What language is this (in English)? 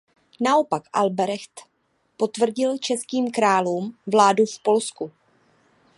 Czech